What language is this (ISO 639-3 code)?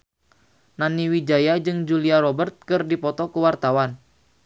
sun